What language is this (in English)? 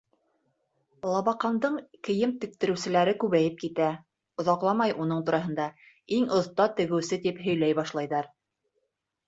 Bashkir